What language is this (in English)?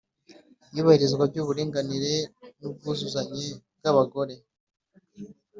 Kinyarwanda